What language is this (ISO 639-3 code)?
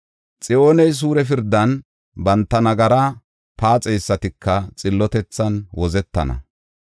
gof